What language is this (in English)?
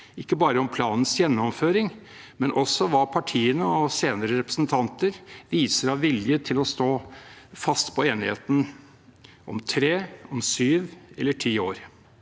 Norwegian